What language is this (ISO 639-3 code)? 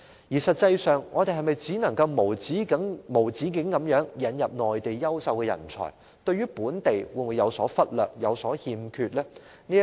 yue